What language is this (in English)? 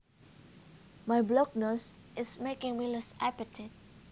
Javanese